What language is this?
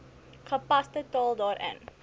Afrikaans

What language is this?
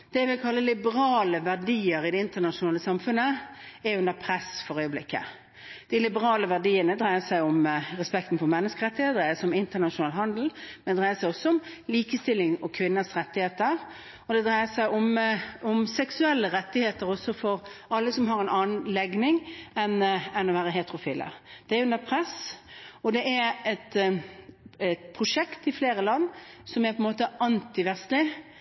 Norwegian Bokmål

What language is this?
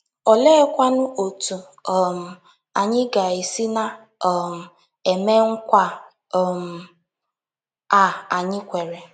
Igbo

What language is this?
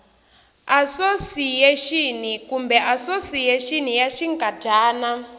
Tsonga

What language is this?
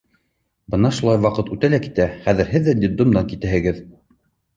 Bashkir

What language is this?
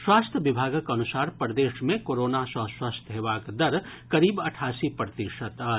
Maithili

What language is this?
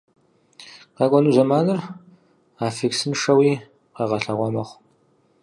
Kabardian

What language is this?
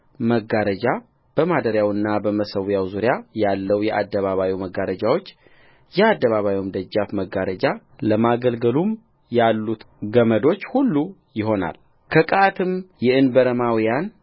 Amharic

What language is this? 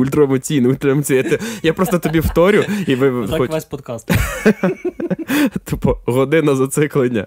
Ukrainian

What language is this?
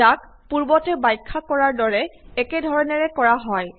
Assamese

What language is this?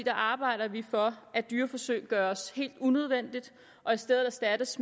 Danish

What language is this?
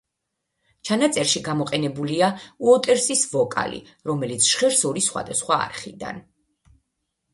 Georgian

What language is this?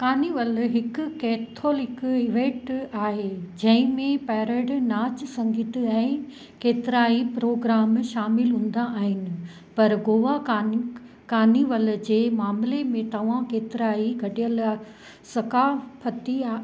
Sindhi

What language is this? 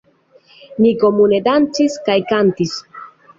Esperanto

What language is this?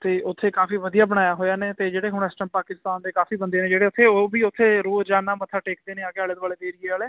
Punjabi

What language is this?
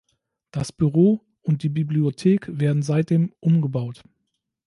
German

